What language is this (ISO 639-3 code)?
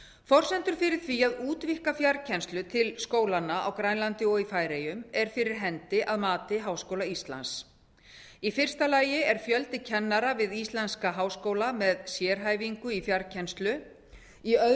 isl